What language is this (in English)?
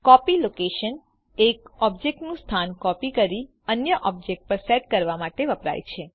Gujarati